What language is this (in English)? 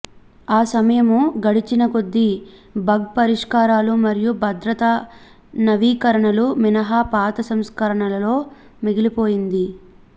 Telugu